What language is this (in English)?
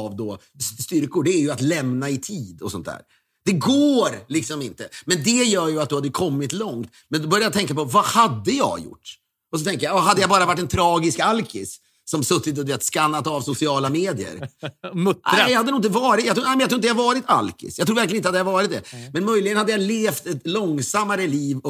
Swedish